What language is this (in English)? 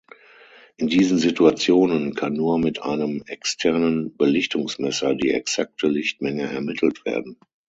German